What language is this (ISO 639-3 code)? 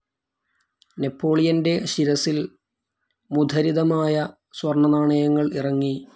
mal